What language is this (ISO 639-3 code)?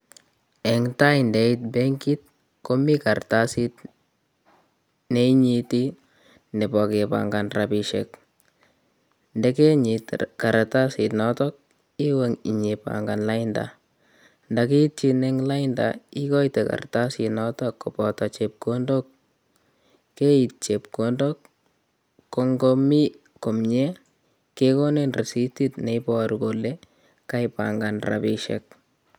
kln